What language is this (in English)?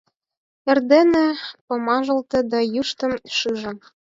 Mari